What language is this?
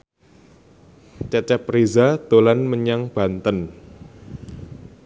Javanese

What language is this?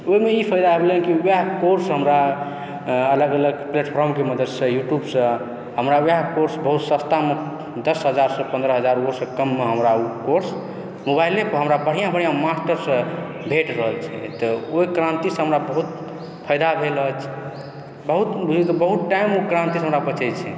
Maithili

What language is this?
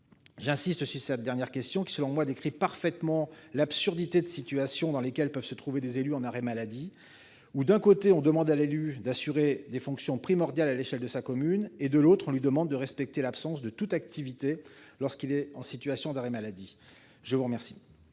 French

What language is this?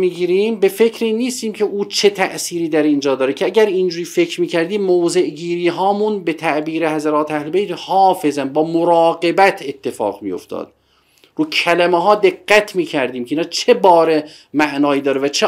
Persian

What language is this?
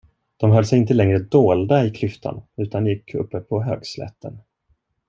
Swedish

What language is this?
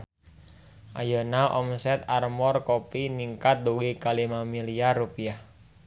Sundanese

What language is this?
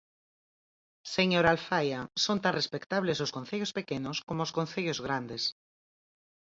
Galician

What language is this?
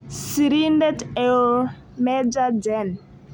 Kalenjin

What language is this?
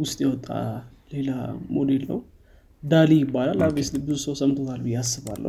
Amharic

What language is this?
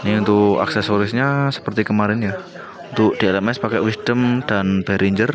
Indonesian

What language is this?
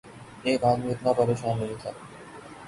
Urdu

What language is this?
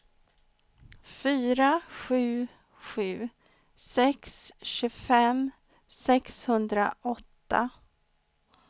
Swedish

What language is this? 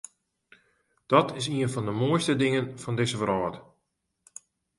Western Frisian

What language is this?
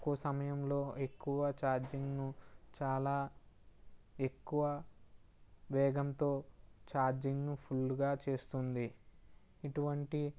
Telugu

